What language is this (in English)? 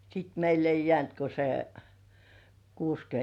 Finnish